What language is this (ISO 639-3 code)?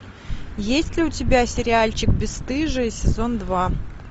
rus